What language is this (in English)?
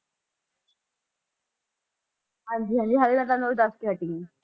Punjabi